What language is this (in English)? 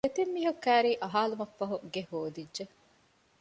Divehi